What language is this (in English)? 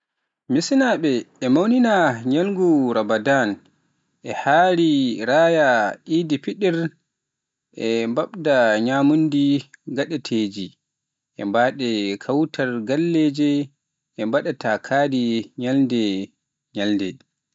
Pular